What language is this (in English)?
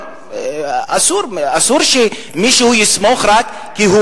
Hebrew